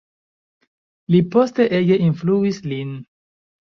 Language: Esperanto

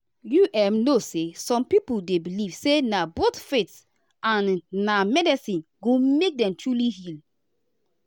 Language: Nigerian Pidgin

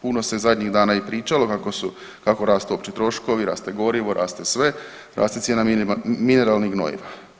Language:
Croatian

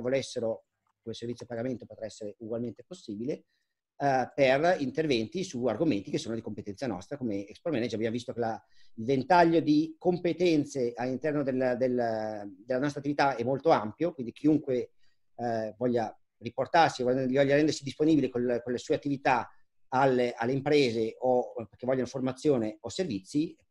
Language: Italian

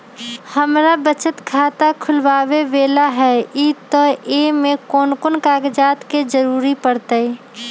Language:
Magahi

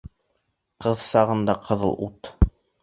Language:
Bashkir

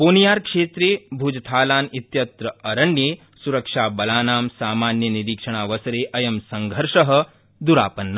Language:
Sanskrit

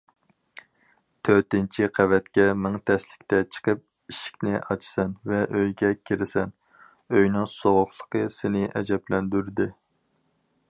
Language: Uyghur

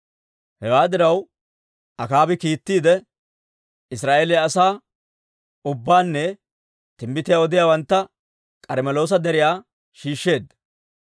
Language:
Dawro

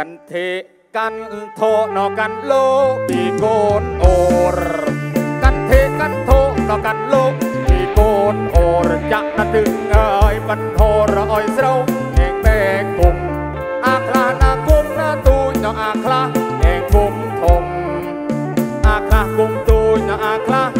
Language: Thai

